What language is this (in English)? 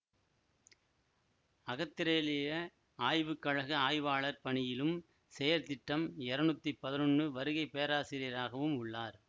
Tamil